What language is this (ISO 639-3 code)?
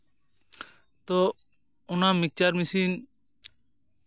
sat